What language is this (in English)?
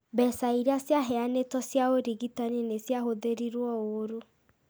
Kikuyu